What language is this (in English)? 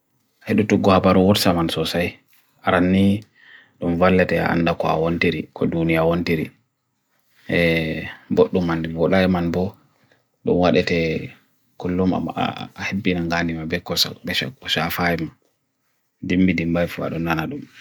Bagirmi Fulfulde